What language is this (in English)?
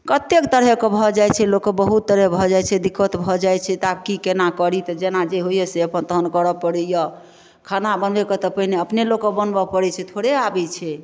Maithili